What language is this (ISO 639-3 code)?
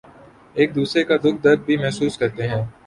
urd